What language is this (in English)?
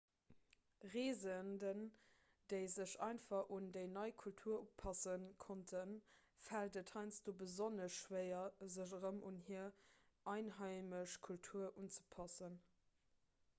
Luxembourgish